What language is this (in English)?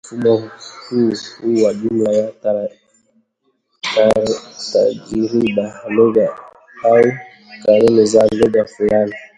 Swahili